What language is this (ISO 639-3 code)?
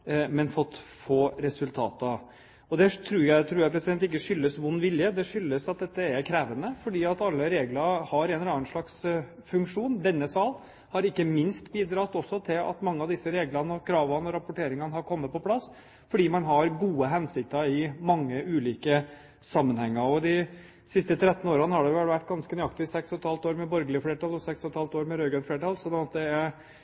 nob